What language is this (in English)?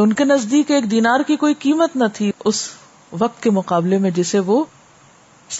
Urdu